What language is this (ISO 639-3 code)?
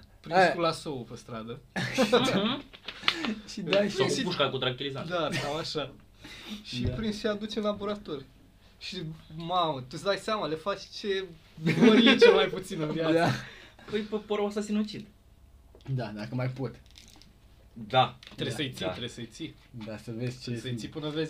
ron